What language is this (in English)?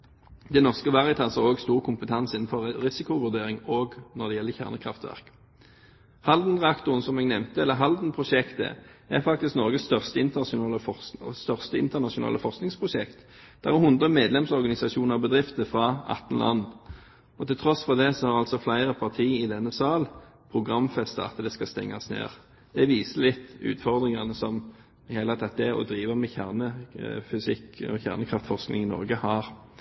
Norwegian Bokmål